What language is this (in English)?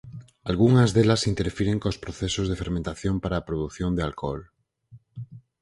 Galician